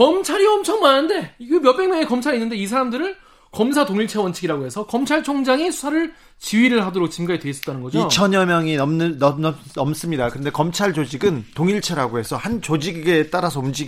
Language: Korean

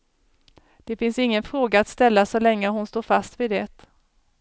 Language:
Swedish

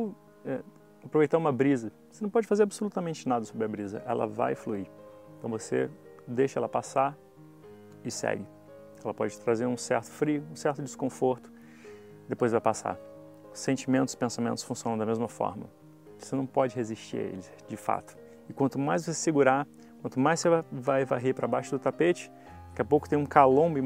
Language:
Portuguese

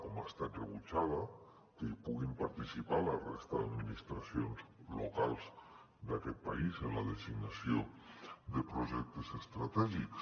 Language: Catalan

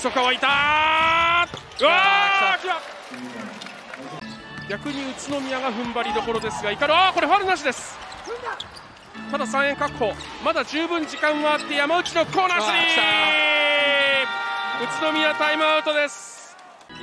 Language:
Japanese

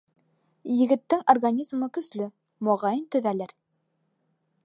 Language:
Bashkir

